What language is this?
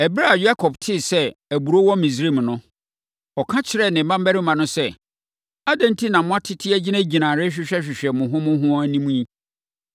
Akan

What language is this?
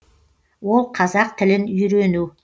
Kazakh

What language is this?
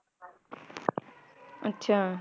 Punjabi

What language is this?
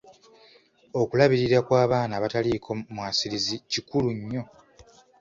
Ganda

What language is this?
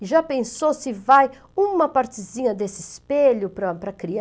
Portuguese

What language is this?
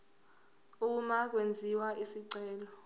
Zulu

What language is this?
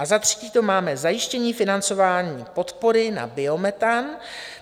Czech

